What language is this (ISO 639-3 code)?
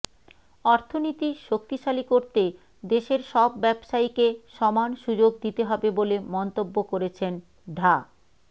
ben